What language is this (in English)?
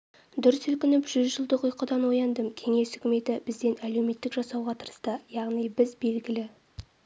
Kazakh